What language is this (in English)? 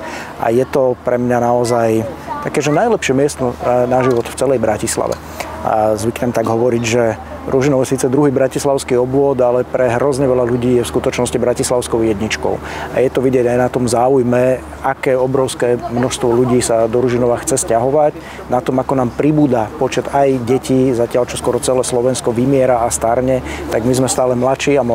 Slovak